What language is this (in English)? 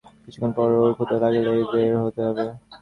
Bangla